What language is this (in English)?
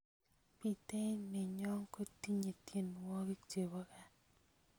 Kalenjin